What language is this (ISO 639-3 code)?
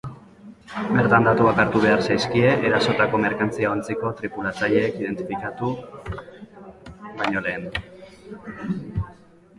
eus